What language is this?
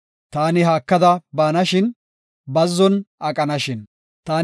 Gofa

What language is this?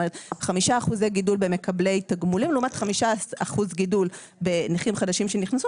Hebrew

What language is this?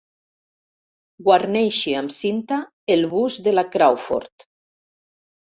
Catalan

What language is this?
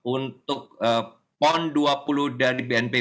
Indonesian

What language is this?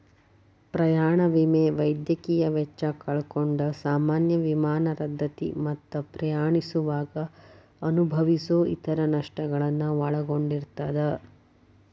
Kannada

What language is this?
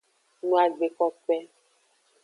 Aja (Benin)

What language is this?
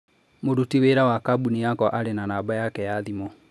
Kikuyu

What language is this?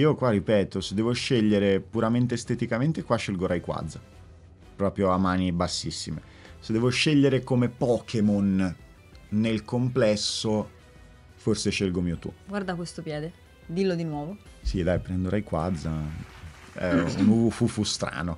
Italian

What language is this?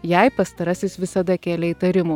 Lithuanian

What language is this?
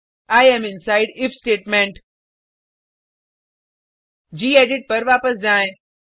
Hindi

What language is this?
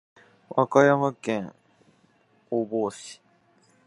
Japanese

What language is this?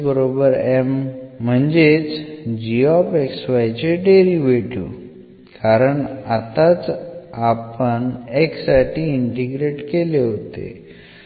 Marathi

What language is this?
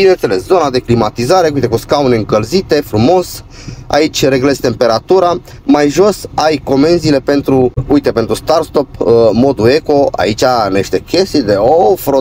Romanian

